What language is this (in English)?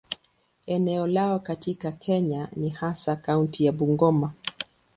Swahili